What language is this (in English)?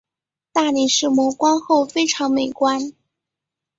Chinese